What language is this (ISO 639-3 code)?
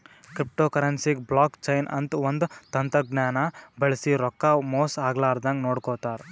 kan